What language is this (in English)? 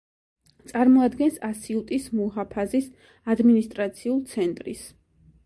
Georgian